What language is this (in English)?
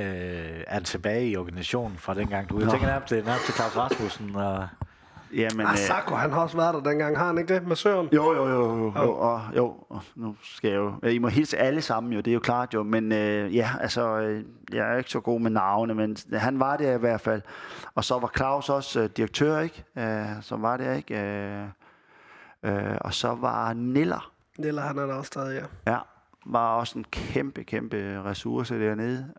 Danish